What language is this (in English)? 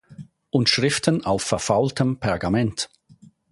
German